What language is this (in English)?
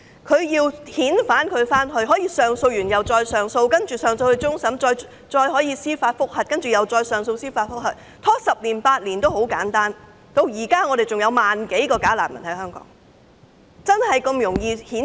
Cantonese